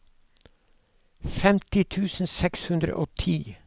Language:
Norwegian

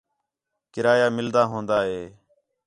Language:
Khetrani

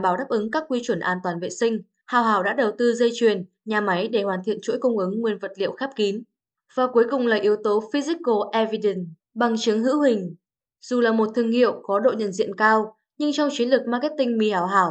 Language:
Vietnamese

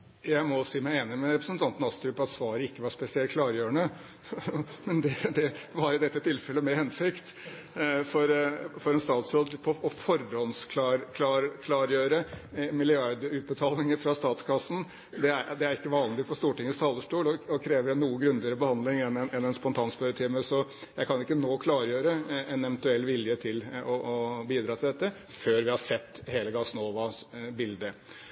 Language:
Norwegian Bokmål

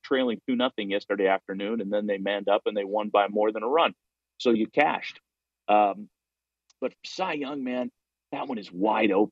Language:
English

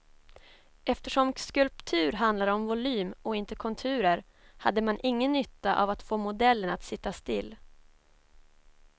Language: Swedish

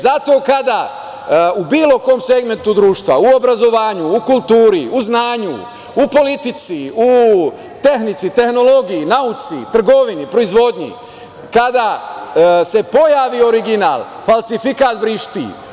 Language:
Serbian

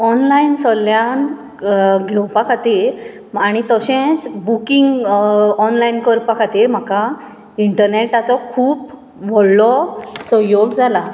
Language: Konkani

